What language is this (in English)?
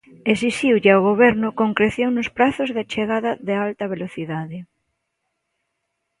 Galician